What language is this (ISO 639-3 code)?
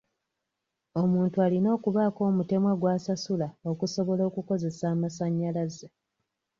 lug